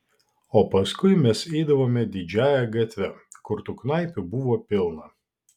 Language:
Lithuanian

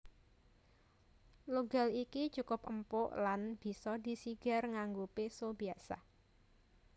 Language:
Javanese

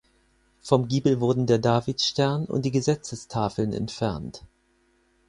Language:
German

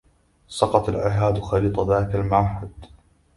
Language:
Arabic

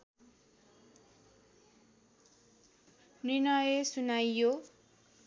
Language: Nepali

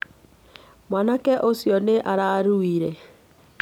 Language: Kikuyu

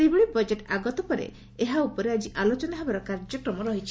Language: Odia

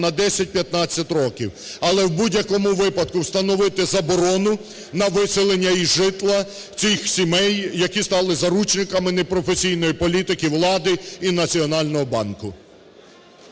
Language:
Ukrainian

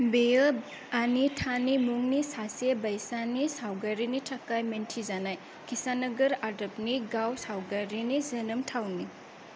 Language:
Bodo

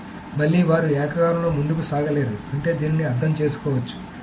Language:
Telugu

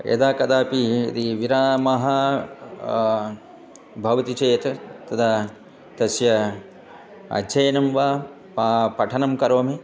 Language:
Sanskrit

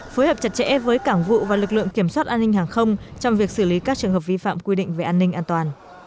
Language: Vietnamese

